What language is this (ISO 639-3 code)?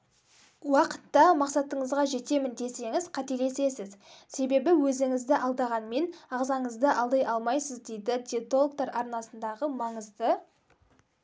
kaz